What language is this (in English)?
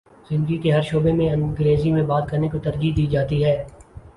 Urdu